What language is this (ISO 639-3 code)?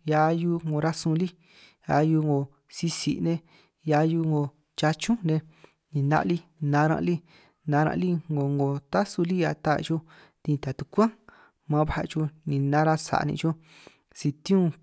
trq